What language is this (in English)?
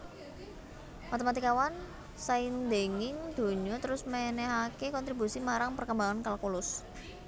Javanese